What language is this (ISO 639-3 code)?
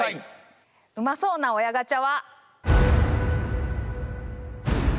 jpn